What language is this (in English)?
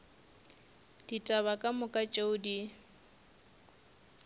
Northern Sotho